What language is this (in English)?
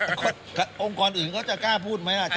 Thai